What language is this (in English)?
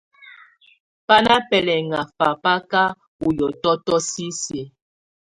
Tunen